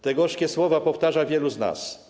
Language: Polish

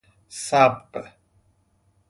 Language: Persian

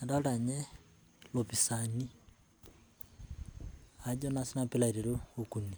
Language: Masai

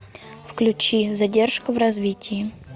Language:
Russian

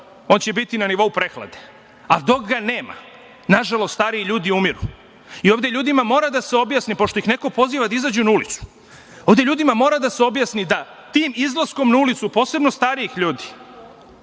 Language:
Serbian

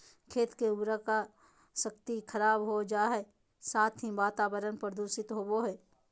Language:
Magahi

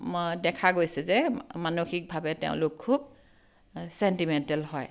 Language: Assamese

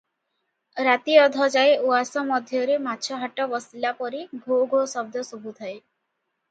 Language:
Odia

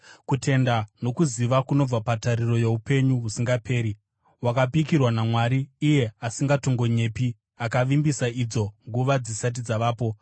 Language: Shona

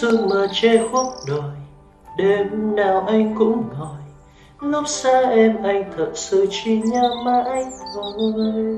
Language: Vietnamese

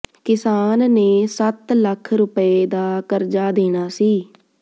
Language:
Punjabi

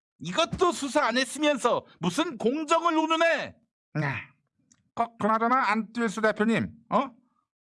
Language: Korean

